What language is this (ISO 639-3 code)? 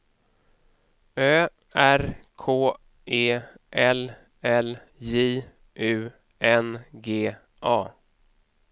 swe